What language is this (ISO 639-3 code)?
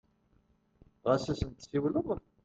kab